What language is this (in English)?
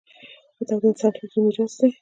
Pashto